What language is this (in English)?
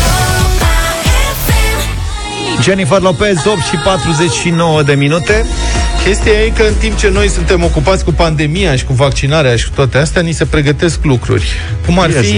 Romanian